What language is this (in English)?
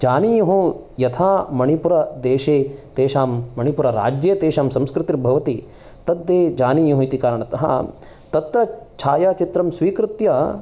Sanskrit